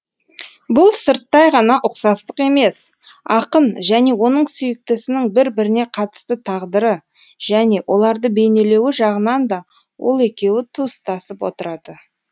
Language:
Kazakh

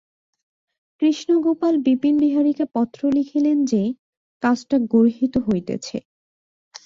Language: Bangla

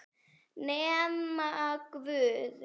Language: Icelandic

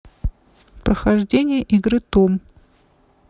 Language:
Russian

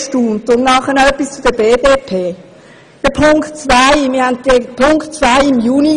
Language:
Swiss German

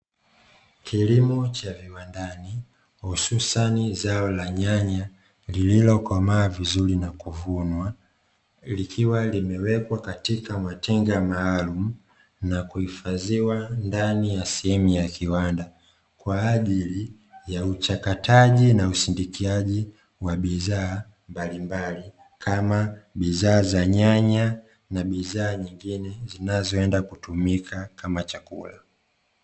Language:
Swahili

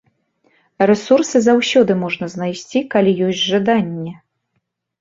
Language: Belarusian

